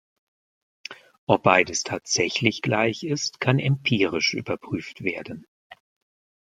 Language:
German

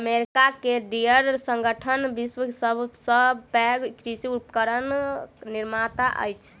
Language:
Maithili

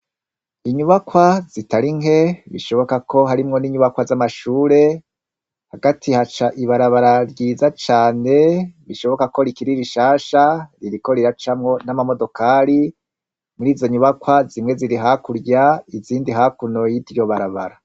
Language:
Rundi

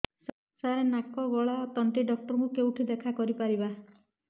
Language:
Odia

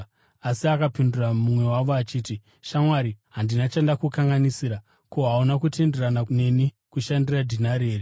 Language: Shona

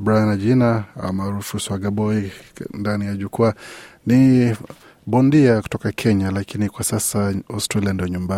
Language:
Swahili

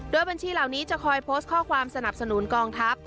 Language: Thai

